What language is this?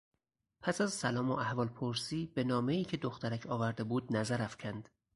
Persian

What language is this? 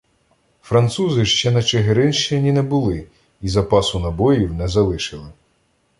Ukrainian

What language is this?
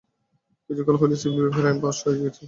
Bangla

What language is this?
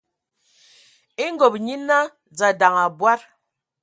Ewondo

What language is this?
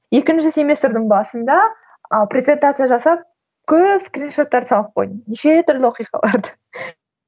Kazakh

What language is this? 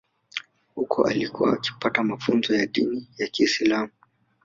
Swahili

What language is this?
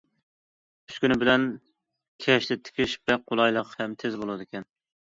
Uyghur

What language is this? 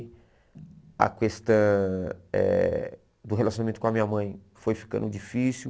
Portuguese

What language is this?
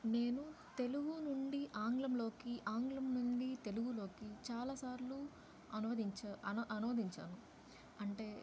Telugu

